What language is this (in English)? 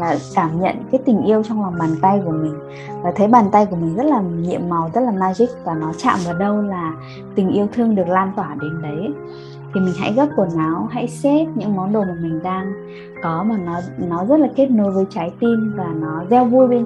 Vietnamese